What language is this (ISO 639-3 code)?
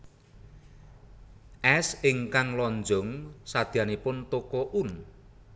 jav